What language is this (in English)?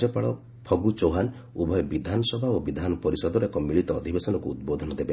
Odia